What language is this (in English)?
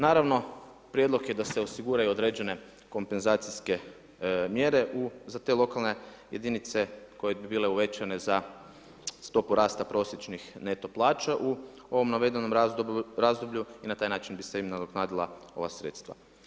Croatian